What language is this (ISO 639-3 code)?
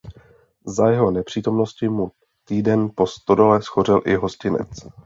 ces